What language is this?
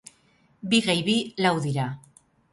Basque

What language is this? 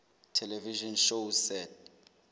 Southern Sotho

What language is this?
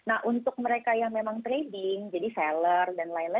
Indonesian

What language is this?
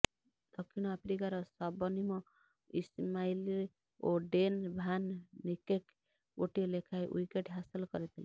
Odia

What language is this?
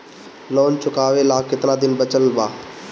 Bhojpuri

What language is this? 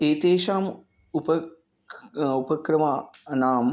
Sanskrit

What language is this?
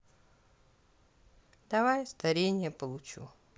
Russian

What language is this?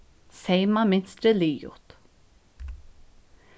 Faroese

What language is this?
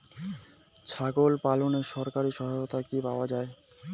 Bangla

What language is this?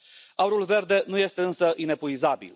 Romanian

